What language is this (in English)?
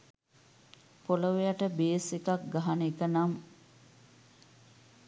Sinhala